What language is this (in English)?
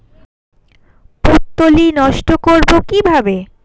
Bangla